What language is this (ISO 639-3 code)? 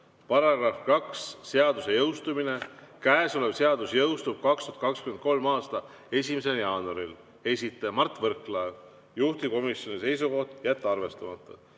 est